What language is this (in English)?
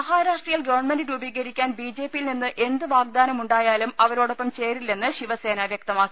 Malayalam